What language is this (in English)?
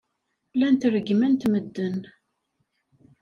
Kabyle